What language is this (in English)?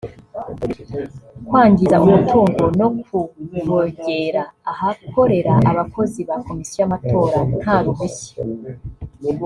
Kinyarwanda